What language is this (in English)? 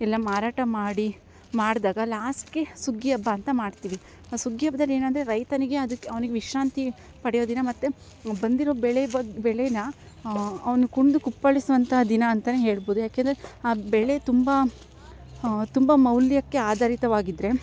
Kannada